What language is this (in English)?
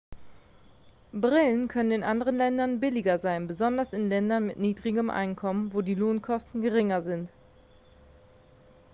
German